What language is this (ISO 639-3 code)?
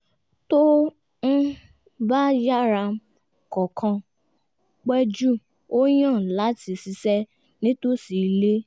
yor